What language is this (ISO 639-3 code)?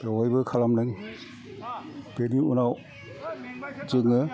brx